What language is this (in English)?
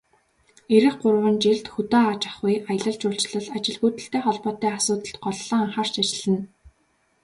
Mongolian